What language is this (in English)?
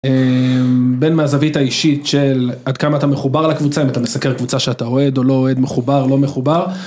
Hebrew